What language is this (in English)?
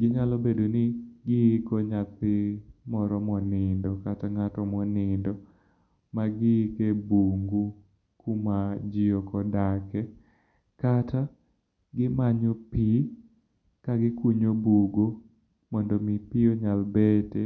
Luo (Kenya and Tanzania)